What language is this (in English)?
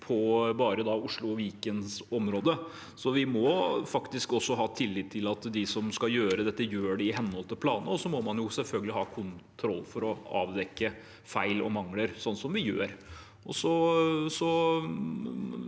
Norwegian